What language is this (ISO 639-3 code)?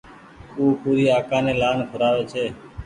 gig